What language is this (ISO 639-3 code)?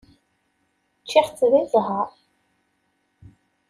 kab